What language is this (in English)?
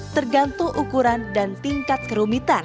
Indonesian